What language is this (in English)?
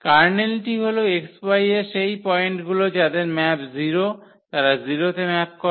Bangla